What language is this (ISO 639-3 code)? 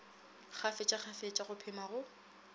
nso